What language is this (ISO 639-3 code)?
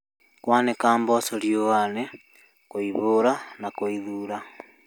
kik